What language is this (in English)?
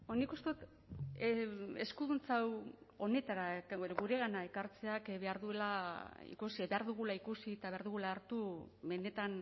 Basque